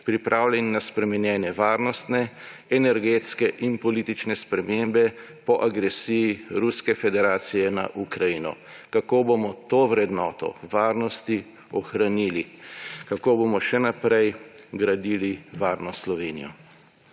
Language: Slovenian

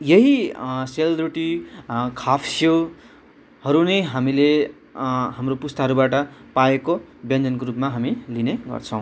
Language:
Nepali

